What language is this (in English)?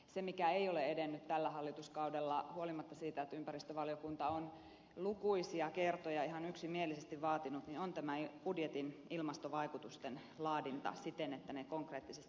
Finnish